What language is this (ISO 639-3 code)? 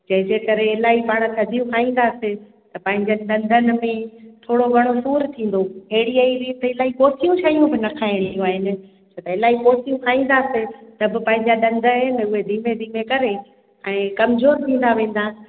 snd